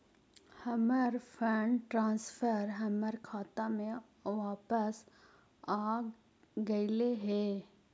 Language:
Magahi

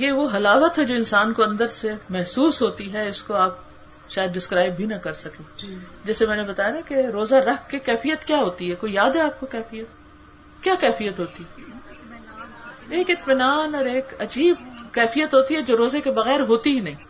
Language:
Urdu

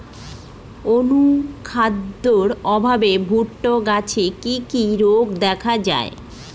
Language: Bangla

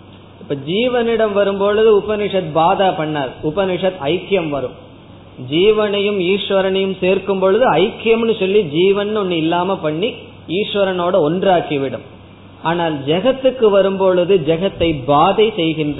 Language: Tamil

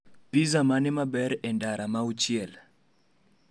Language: Luo (Kenya and Tanzania)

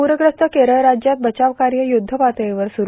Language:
Marathi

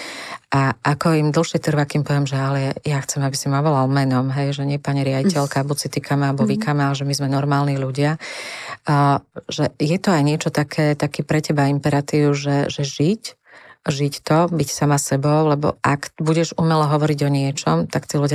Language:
Slovak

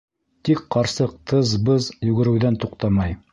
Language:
Bashkir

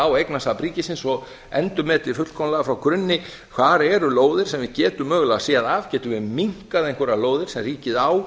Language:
Icelandic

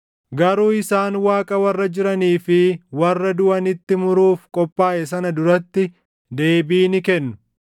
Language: Oromo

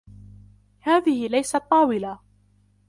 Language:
Arabic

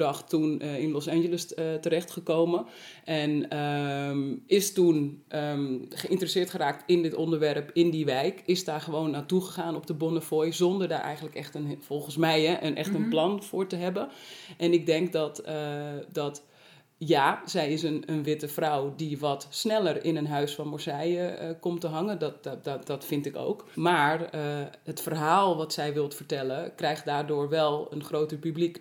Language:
Dutch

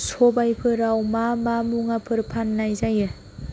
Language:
Bodo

